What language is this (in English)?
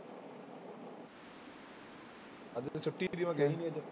Punjabi